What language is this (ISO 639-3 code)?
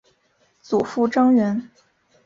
zho